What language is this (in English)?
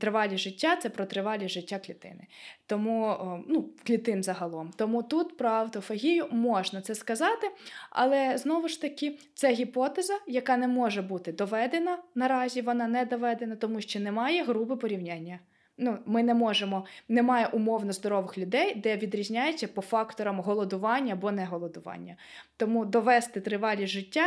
Ukrainian